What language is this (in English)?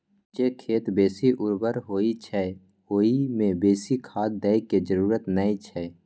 Maithili